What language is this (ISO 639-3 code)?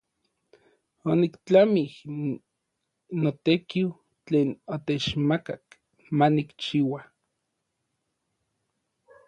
nlv